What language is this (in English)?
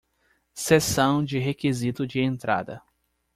Portuguese